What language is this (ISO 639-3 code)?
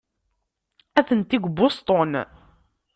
kab